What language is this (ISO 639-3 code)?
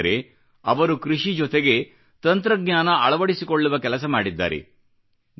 kan